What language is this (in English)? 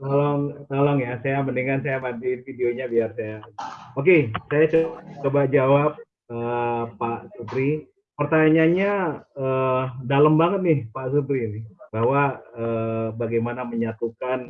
Indonesian